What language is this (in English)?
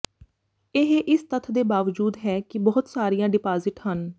Punjabi